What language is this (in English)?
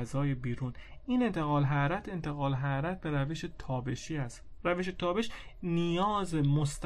Persian